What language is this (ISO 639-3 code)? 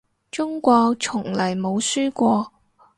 yue